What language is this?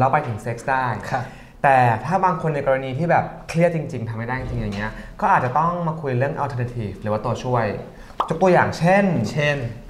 Thai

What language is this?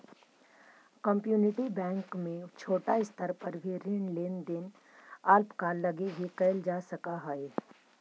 Magahi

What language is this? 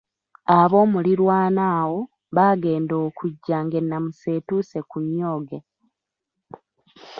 Ganda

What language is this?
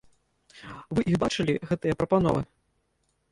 Belarusian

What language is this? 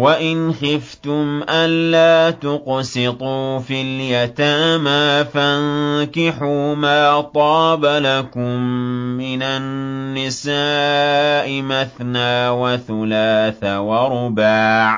Arabic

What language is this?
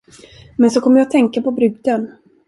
Swedish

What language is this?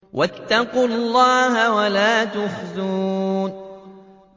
Arabic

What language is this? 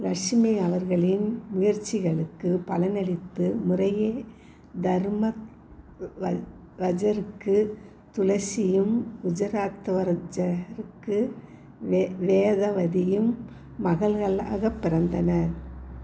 Tamil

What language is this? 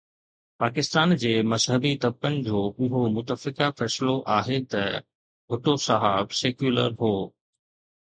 Sindhi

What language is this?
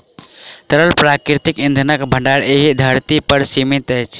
Maithili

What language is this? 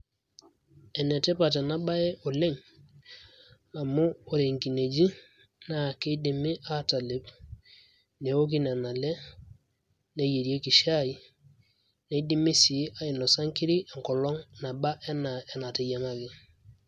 Masai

